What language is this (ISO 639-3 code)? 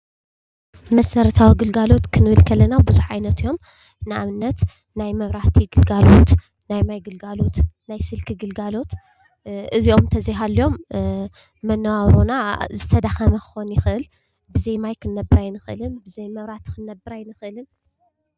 tir